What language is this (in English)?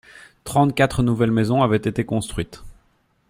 French